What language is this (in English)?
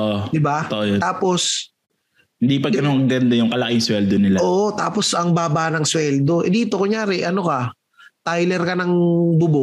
Filipino